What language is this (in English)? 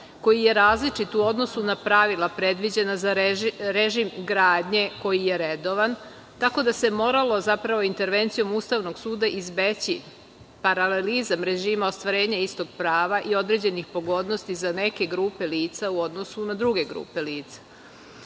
Serbian